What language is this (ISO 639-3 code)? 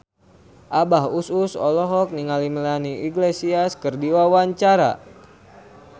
sun